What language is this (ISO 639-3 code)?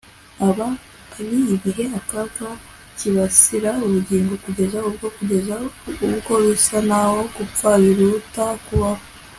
kin